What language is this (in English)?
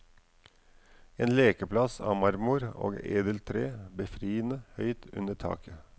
Norwegian